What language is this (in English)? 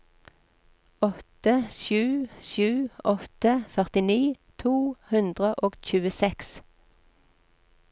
Norwegian